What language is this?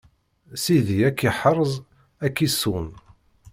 Kabyle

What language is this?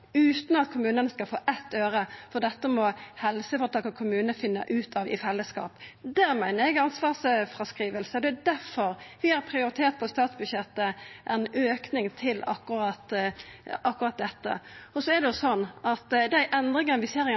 Norwegian Nynorsk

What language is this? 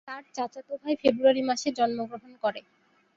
Bangla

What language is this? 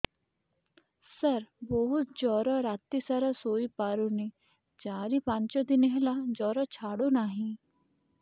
Odia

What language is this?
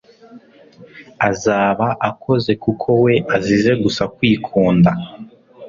Kinyarwanda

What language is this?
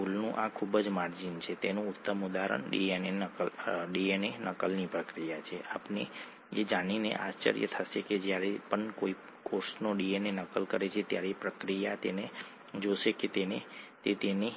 Gujarati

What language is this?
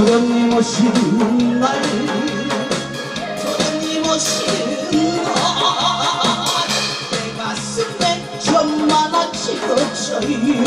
Korean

